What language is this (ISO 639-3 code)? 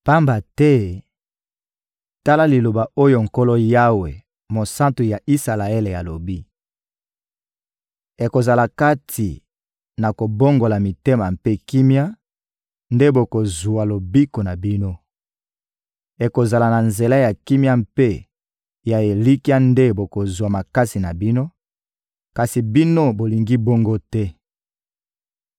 lin